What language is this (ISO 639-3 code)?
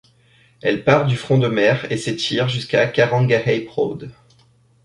fra